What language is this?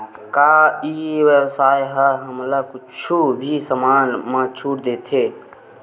Chhattisgarhi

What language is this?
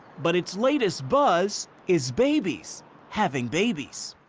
English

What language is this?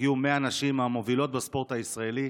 Hebrew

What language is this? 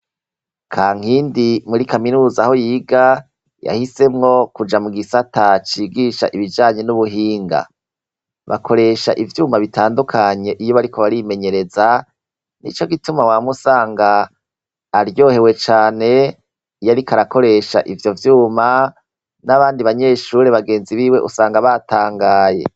Rundi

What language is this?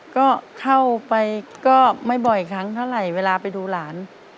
Thai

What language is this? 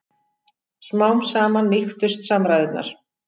Icelandic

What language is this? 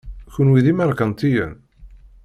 Kabyle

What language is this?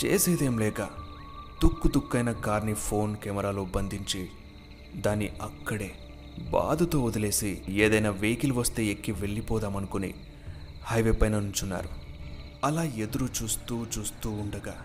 Telugu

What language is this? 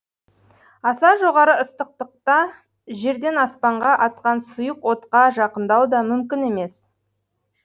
Kazakh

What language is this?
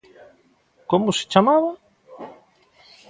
Galician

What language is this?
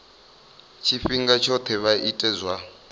Venda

